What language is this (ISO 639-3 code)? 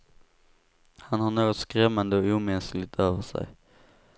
swe